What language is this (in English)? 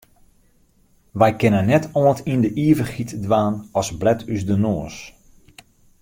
Western Frisian